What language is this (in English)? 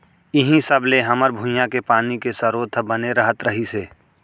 Chhattisgarhi